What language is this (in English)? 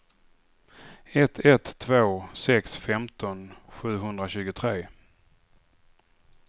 Swedish